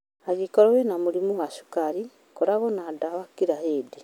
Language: Kikuyu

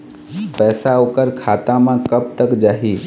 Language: Chhattisgarhi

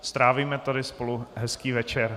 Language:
Czech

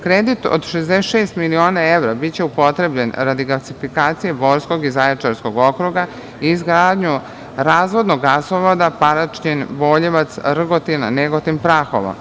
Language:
Serbian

